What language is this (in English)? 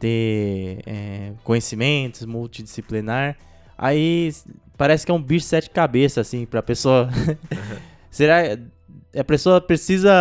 Portuguese